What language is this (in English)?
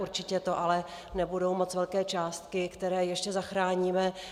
Czech